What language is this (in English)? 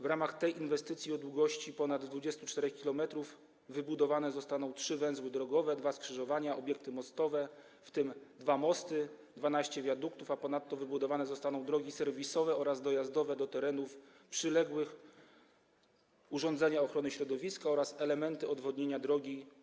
Polish